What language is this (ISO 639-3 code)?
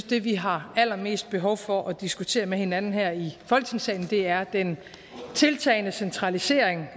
dan